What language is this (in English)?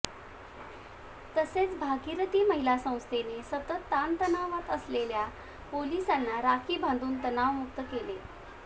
Marathi